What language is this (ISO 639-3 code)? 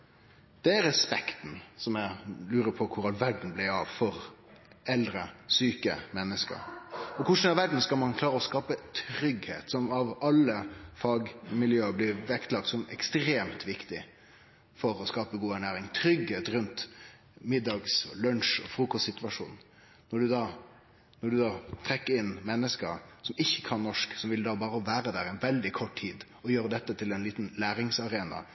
nno